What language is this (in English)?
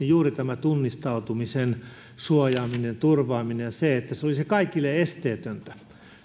Finnish